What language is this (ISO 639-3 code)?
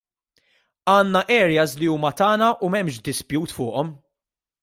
mlt